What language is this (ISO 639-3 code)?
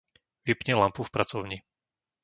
slk